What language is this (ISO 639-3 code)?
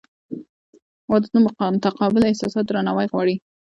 pus